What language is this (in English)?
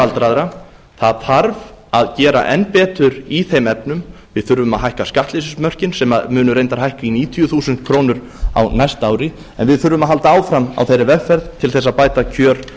Icelandic